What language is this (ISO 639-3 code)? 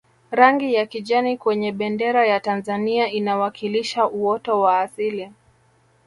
swa